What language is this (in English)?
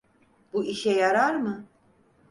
Turkish